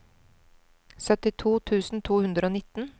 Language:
Norwegian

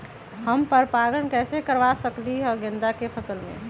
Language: Magahi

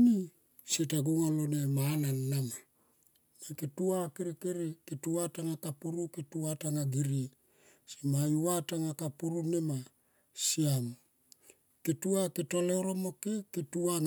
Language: Tomoip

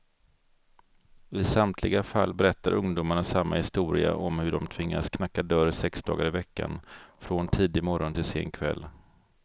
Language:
Swedish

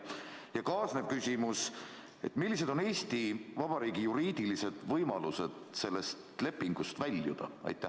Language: Estonian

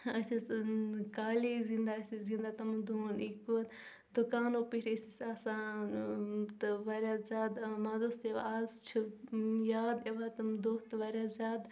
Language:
Kashmiri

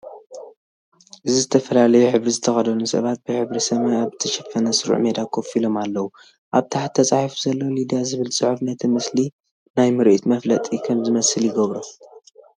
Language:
Tigrinya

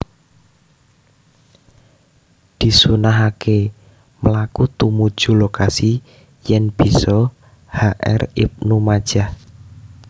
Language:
Javanese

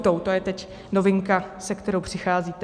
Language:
Czech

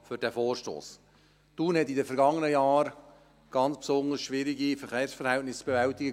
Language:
Swiss German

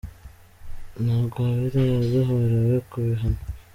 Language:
Kinyarwanda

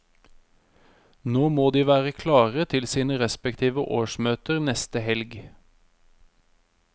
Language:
Norwegian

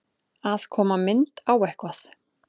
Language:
Icelandic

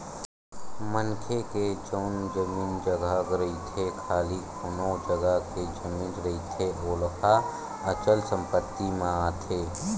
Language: Chhattisgarhi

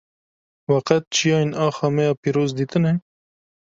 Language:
Kurdish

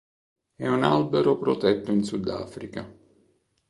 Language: Italian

